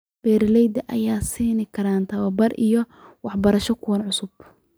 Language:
Somali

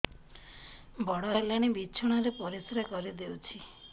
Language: Odia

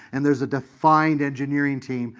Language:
English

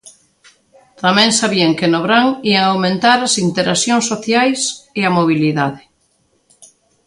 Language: Galician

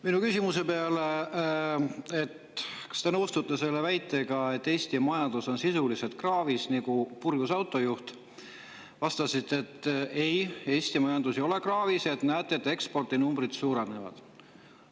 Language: Estonian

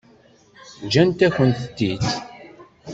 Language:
Kabyle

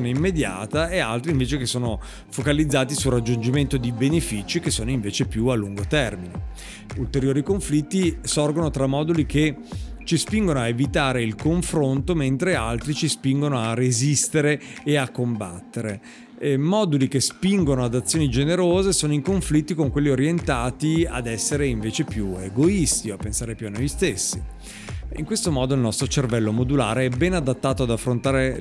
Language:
Italian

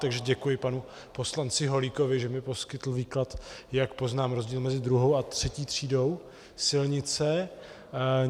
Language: Czech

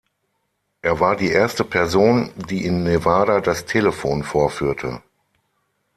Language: German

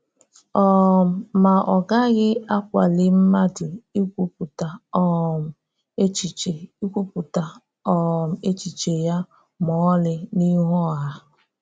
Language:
Igbo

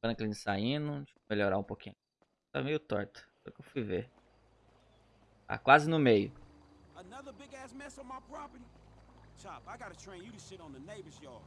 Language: Portuguese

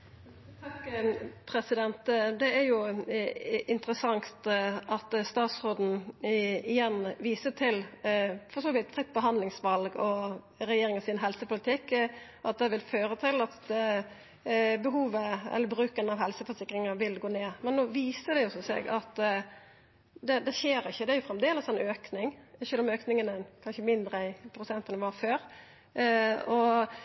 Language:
Norwegian Nynorsk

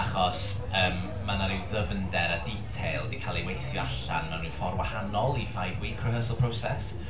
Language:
Welsh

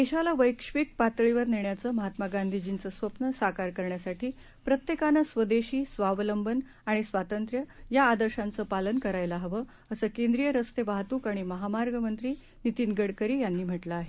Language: Marathi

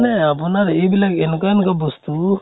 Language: Assamese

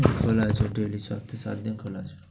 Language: Bangla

